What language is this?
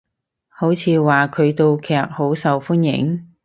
Cantonese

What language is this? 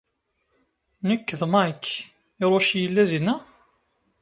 Kabyle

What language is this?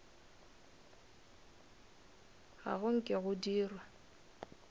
Northern Sotho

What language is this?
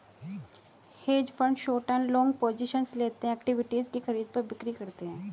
Hindi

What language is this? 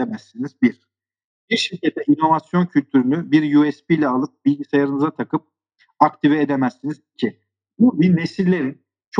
Turkish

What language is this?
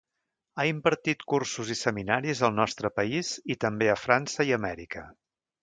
Catalan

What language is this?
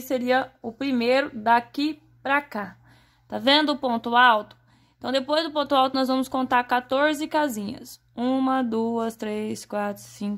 Portuguese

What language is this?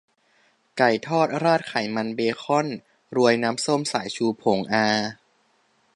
Thai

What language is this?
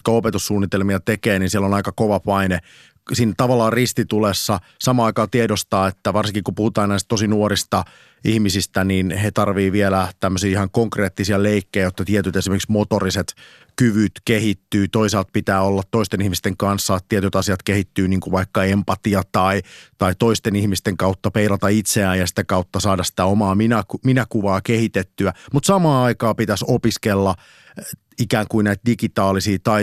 Finnish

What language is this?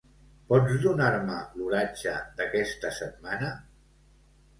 Catalan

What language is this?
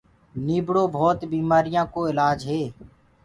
Gurgula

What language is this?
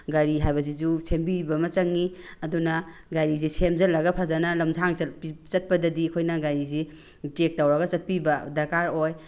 Manipuri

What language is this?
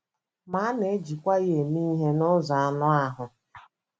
Igbo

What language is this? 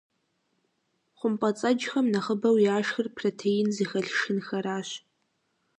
Kabardian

